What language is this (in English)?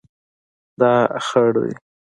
Pashto